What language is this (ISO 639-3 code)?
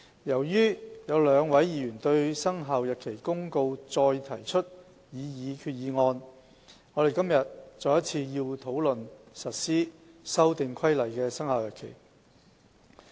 yue